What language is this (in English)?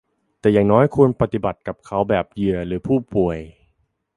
Thai